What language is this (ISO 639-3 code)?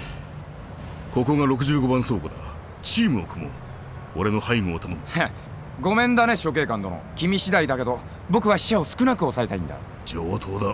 jpn